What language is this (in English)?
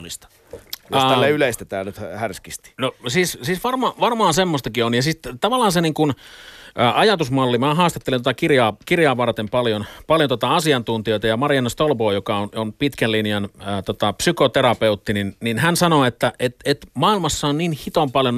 Finnish